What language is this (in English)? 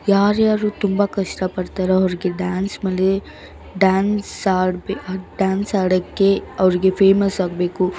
Kannada